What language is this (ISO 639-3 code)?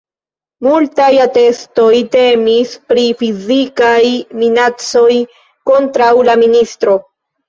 epo